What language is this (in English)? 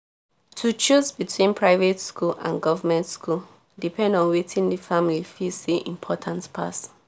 Nigerian Pidgin